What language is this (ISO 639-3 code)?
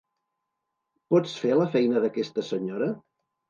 cat